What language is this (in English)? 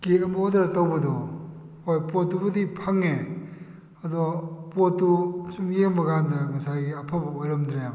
Manipuri